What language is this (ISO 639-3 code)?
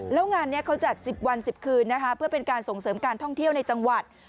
tha